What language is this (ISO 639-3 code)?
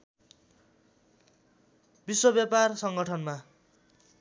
nep